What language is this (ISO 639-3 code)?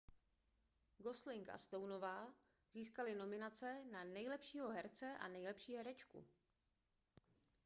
ces